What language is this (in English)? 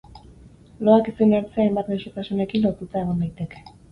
Basque